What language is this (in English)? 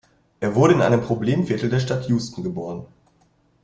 German